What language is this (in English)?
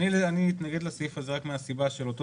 Hebrew